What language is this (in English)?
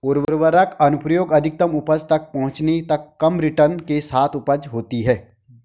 Hindi